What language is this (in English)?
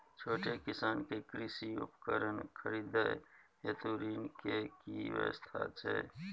Maithili